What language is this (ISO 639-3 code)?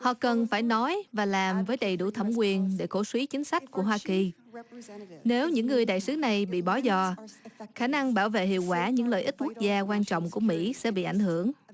vie